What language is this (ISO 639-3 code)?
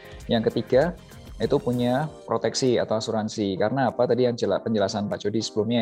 ind